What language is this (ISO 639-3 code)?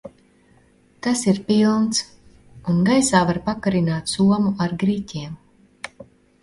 lav